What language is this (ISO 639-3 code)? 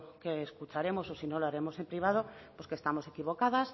spa